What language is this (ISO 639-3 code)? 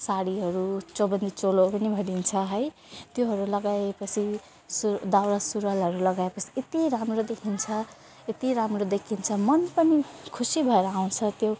nep